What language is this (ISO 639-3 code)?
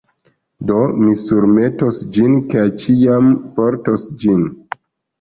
epo